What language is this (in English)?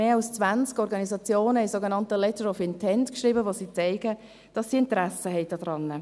Swiss German